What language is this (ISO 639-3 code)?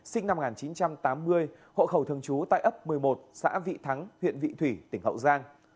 vie